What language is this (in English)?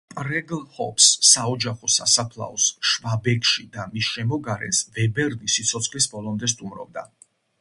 Georgian